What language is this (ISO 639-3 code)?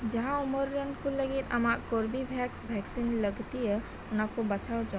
sat